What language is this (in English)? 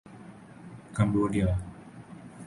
Urdu